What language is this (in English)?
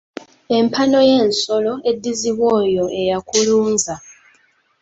Ganda